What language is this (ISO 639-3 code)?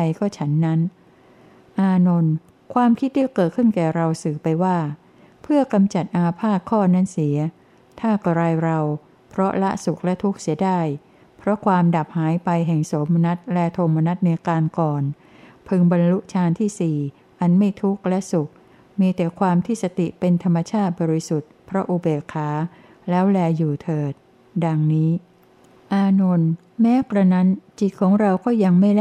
tha